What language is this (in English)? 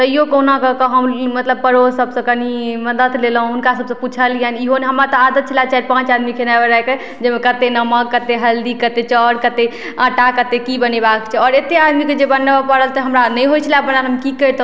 Maithili